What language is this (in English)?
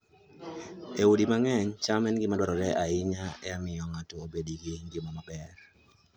Luo (Kenya and Tanzania)